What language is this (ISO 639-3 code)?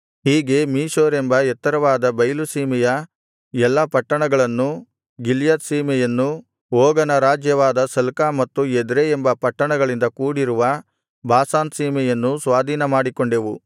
kan